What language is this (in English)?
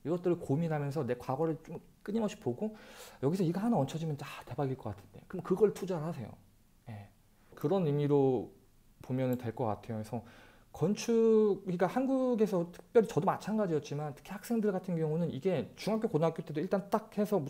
Korean